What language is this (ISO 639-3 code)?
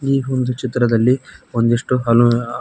kan